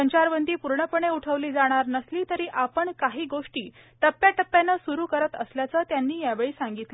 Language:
Marathi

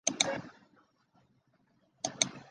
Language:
Chinese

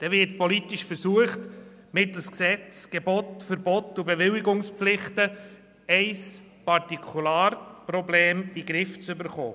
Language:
Swiss German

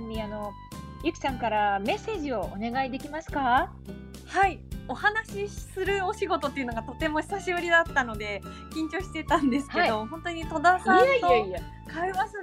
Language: Japanese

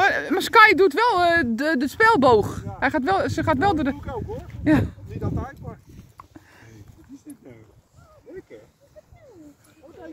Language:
Dutch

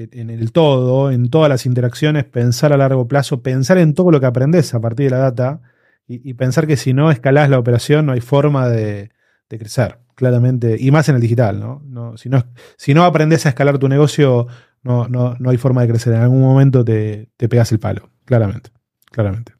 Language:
Spanish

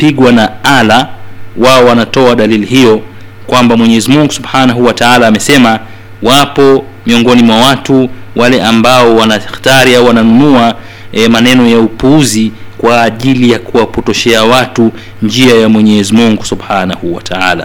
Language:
Swahili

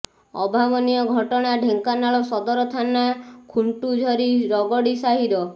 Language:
Odia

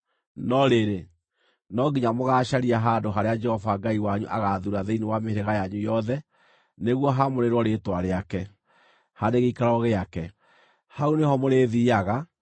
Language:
Kikuyu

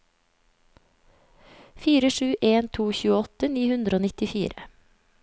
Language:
Norwegian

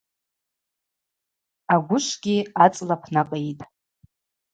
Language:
Abaza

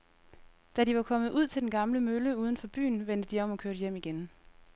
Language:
Danish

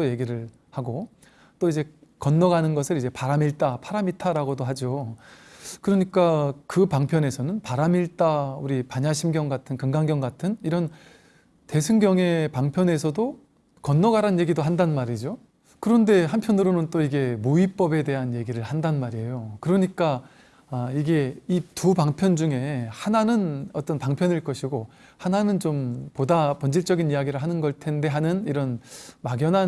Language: Korean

